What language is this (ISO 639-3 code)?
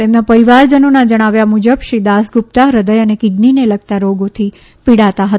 guj